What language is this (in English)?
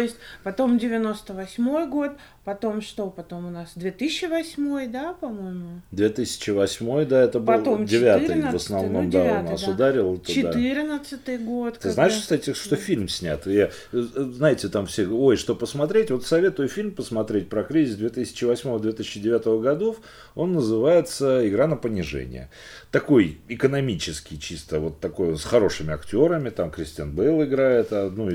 Russian